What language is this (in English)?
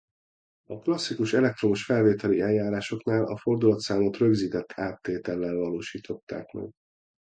Hungarian